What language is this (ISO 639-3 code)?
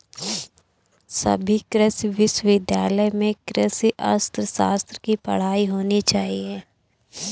hin